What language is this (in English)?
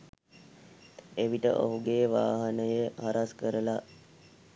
Sinhala